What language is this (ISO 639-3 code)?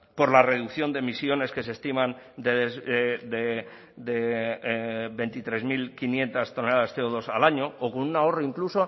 spa